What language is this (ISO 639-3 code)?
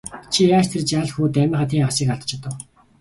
mon